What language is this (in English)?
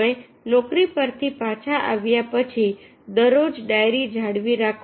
Gujarati